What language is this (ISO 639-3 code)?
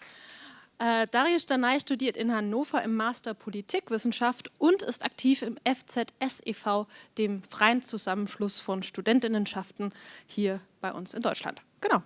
deu